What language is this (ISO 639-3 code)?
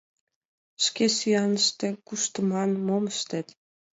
chm